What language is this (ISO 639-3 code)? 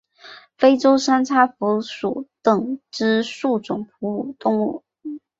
zho